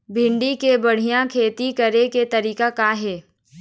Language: Chhattisgarhi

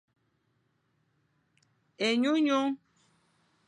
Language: Fang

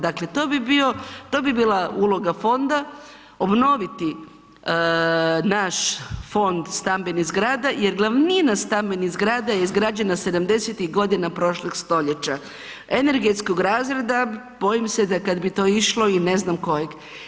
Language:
Croatian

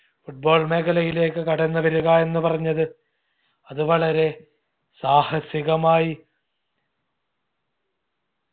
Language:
Malayalam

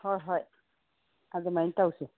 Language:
Manipuri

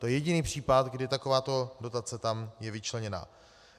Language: Czech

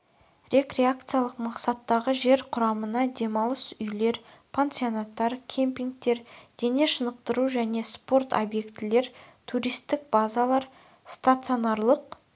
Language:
Kazakh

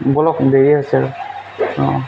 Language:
Assamese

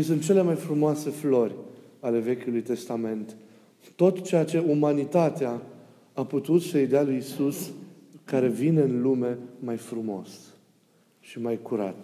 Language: Romanian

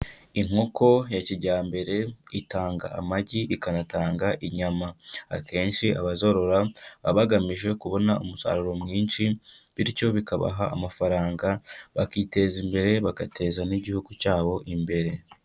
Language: Kinyarwanda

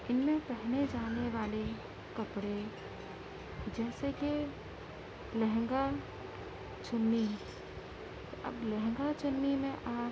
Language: Urdu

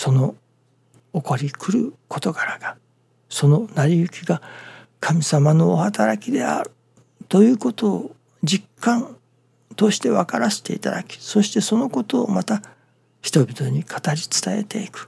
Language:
Japanese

